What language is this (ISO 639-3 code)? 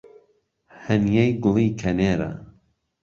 ckb